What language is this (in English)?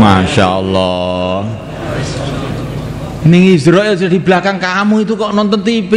Indonesian